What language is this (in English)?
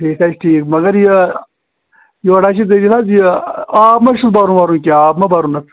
Kashmiri